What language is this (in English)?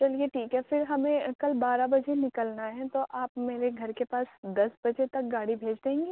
Urdu